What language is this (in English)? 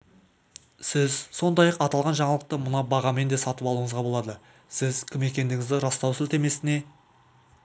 Kazakh